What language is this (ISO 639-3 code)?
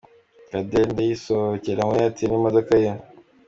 kin